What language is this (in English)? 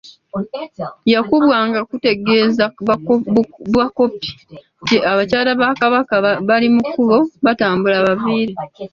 Ganda